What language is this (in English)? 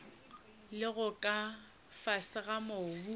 Northern Sotho